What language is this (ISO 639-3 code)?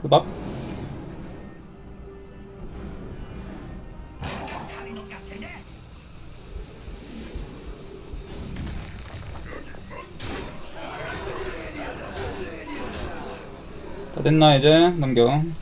kor